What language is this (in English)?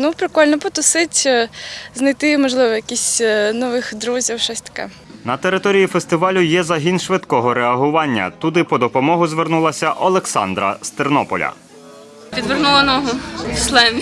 Ukrainian